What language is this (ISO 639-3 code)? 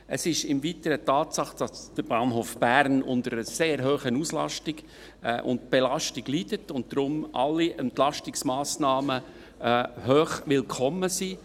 gsw